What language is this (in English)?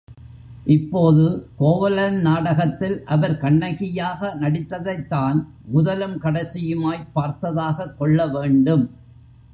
Tamil